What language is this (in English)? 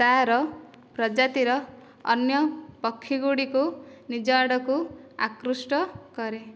Odia